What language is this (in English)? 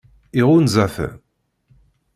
Kabyle